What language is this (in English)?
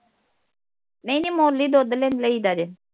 Punjabi